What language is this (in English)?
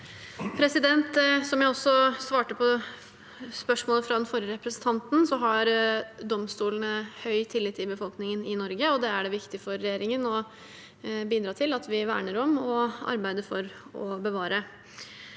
Norwegian